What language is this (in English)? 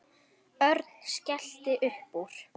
Icelandic